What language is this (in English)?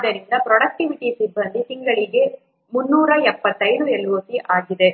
Kannada